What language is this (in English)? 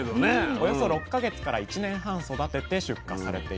Japanese